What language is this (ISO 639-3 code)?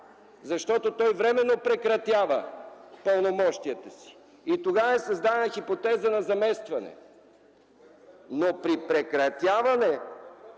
bul